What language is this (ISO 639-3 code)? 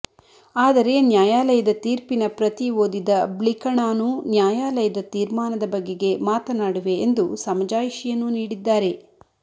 kan